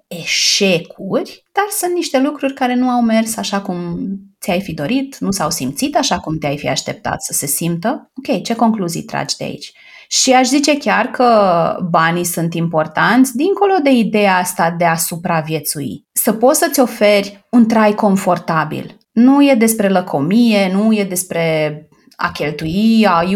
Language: Romanian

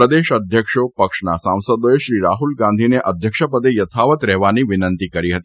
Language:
Gujarati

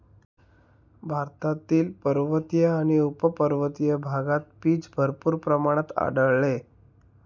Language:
Marathi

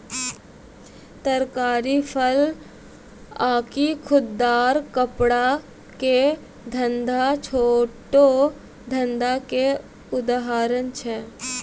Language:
Maithili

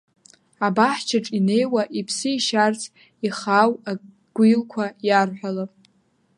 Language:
Abkhazian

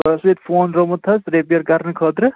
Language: Kashmiri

